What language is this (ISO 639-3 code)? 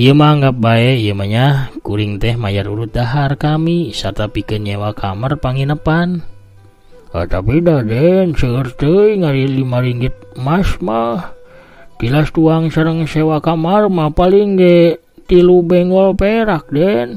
ind